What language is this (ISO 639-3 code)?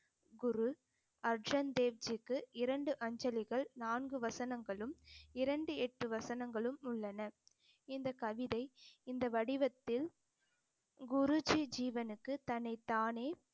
tam